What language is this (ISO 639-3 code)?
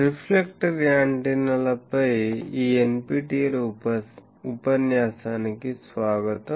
tel